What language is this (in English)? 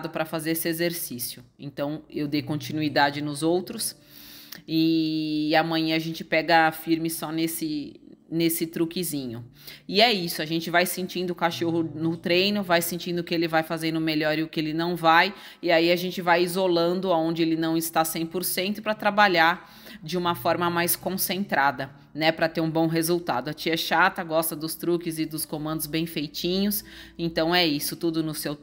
Portuguese